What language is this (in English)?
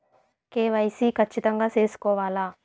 Telugu